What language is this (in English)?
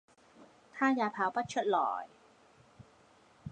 Cantonese